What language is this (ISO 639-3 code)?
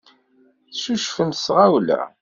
kab